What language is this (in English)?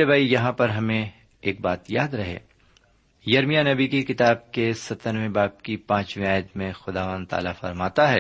Urdu